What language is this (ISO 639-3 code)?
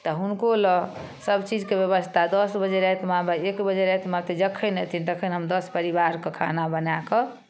mai